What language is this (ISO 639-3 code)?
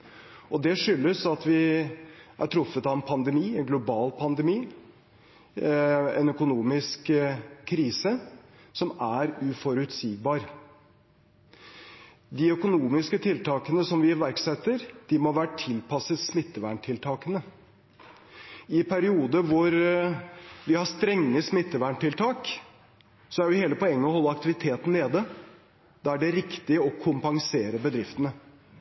nob